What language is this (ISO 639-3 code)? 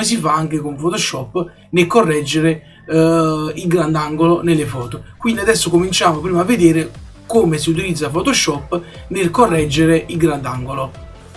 ita